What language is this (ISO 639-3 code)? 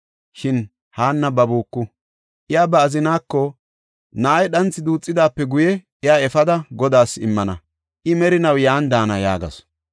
gof